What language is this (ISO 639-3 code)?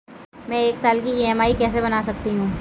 hin